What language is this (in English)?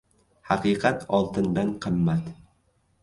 Uzbek